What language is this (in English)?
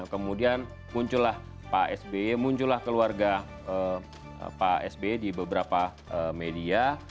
Indonesian